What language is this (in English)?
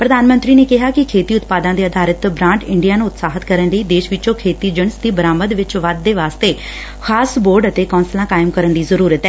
Punjabi